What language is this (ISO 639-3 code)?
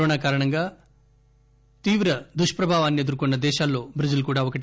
tel